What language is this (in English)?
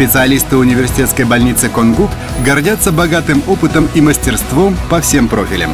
Russian